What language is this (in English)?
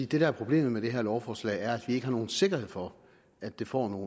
Danish